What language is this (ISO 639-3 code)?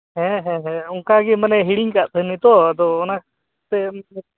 sat